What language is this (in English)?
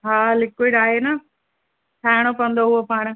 Sindhi